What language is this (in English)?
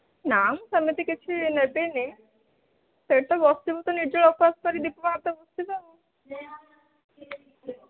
Odia